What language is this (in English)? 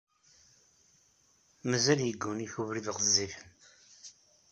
Kabyle